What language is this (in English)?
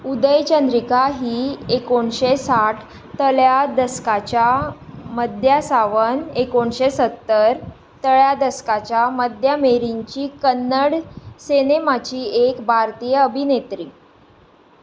Konkani